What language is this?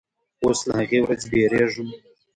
Pashto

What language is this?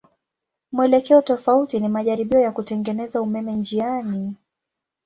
Swahili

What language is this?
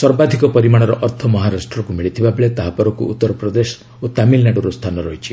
Odia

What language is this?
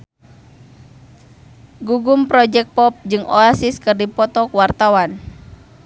Sundanese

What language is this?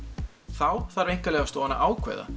Icelandic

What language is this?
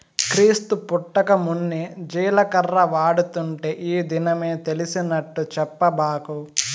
Telugu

